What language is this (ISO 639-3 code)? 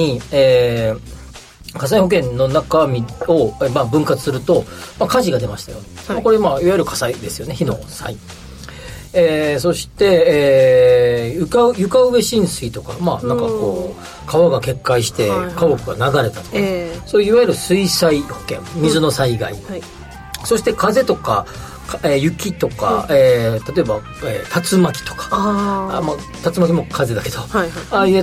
jpn